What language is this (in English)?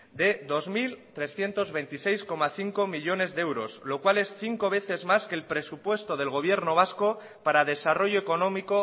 Spanish